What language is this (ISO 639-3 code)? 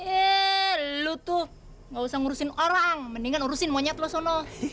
ind